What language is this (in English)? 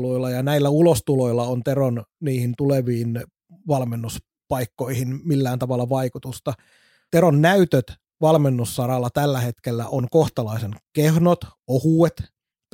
Finnish